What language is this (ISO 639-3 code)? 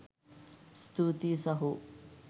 sin